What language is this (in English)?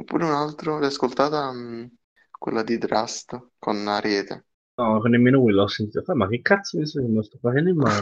Italian